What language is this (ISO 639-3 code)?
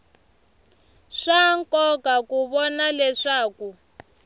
tso